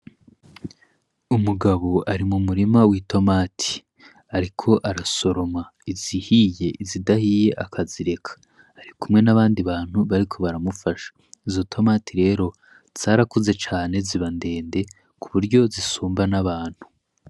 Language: Rundi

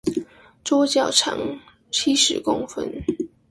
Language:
Chinese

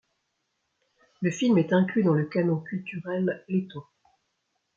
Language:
French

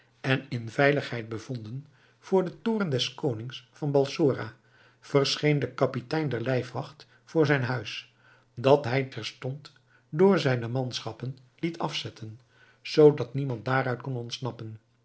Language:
Dutch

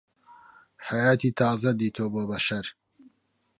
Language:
Central Kurdish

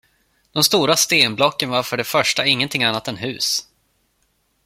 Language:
Swedish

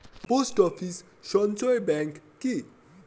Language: Bangla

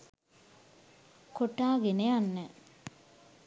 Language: Sinhala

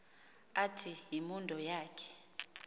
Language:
Xhosa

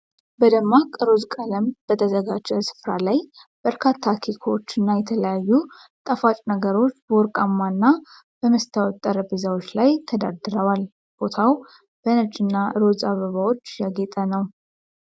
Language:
Amharic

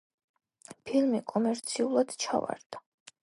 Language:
Georgian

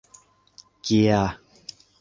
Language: Thai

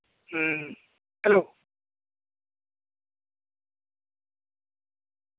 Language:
Santali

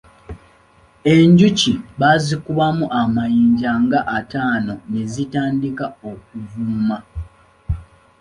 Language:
Ganda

